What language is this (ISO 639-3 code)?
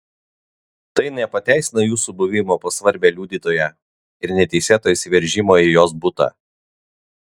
lit